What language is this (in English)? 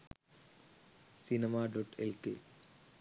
Sinhala